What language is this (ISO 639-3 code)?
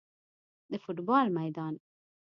pus